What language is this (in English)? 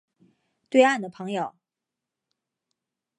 Chinese